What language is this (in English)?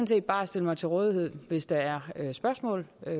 Danish